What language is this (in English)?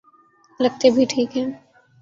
Urdu